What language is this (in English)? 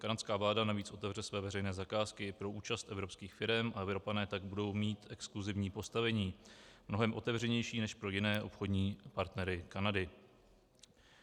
Czech